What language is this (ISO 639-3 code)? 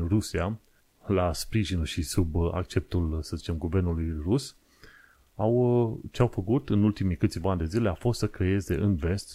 ron